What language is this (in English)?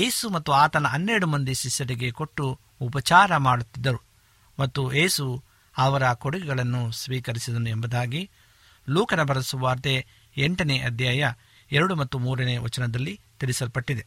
Kannada